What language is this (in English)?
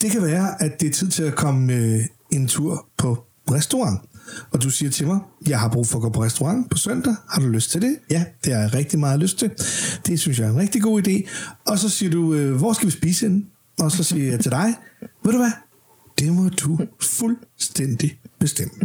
Danish